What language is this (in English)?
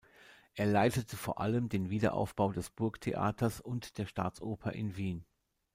German